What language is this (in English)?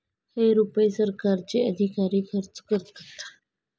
Marathi